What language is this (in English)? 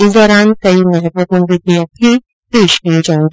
Hindi